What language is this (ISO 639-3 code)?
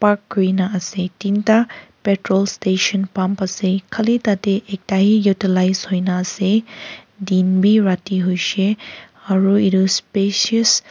nag